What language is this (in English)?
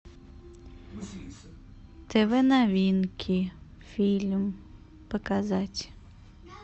Russian